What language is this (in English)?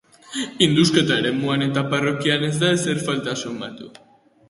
Basque